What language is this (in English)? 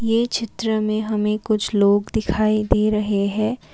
Hindi